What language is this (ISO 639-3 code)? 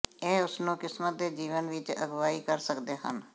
pan